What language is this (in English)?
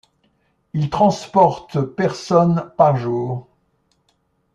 French